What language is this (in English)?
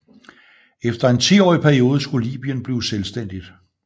Danish